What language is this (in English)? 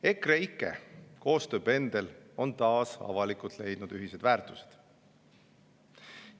Estonian